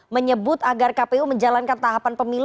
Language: Indonesian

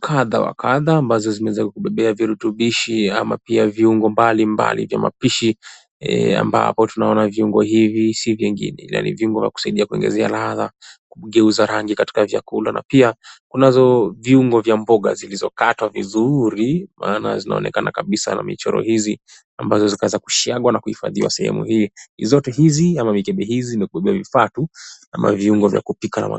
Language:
Swahili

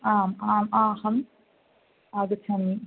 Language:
Sanskrit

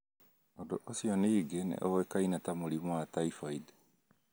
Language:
Kikuyu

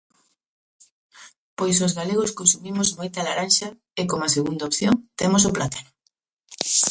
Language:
Galician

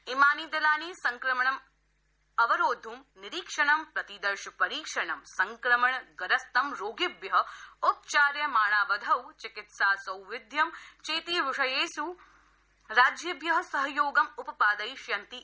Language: Sanskrit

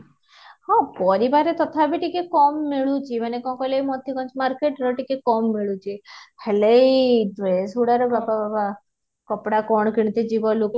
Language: Odia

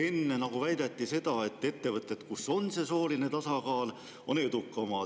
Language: Estonian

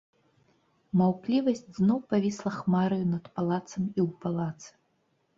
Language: Belarusian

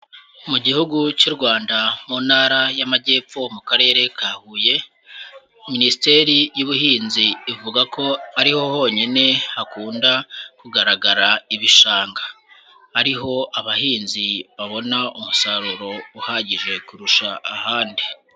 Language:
Kinyarwanda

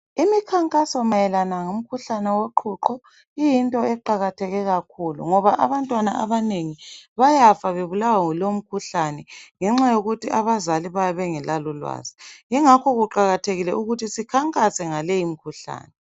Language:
North Ndebele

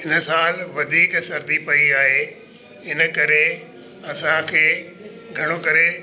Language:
Sindhi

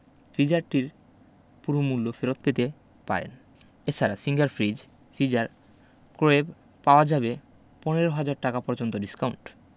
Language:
Bangla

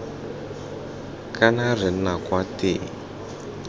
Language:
Tswana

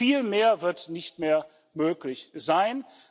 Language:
German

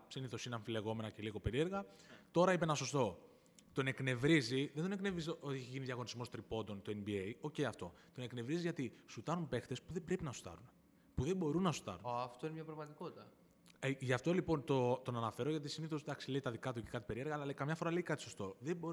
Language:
Greek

